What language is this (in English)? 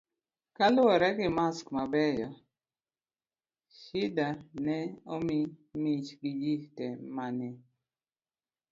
Luo (Kenya and Tanzania)